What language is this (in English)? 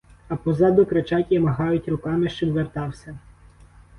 Ukrainian